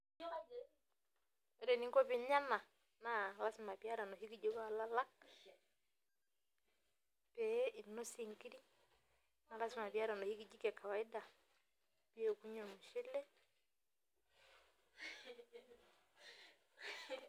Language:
Masai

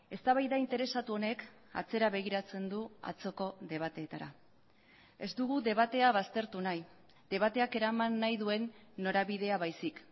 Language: Basque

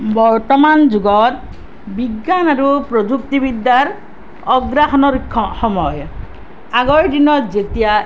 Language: Assamese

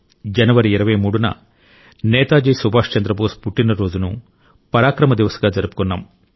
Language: Telugu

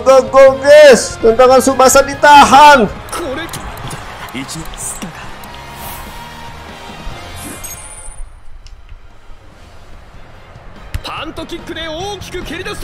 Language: Indonesian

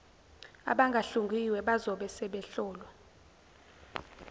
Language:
Zulu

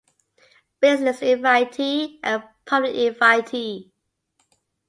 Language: English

